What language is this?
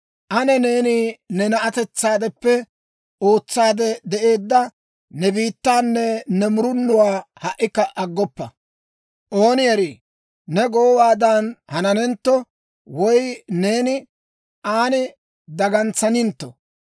Dawro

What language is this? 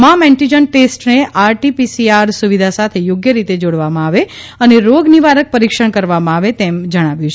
Gujarati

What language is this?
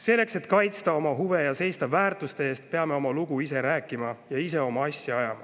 Estonian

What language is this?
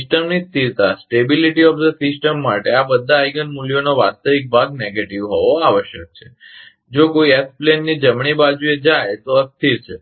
Gujarati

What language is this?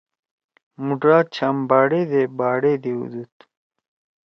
Torwali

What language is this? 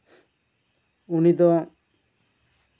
Santali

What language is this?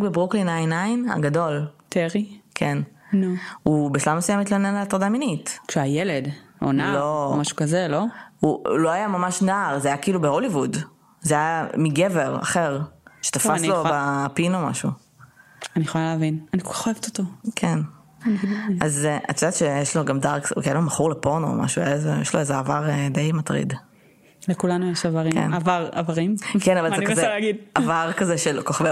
Hebrew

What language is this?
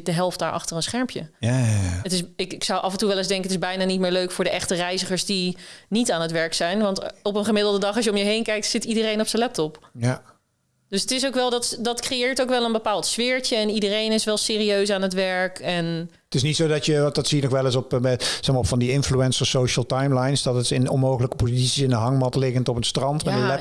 Dutch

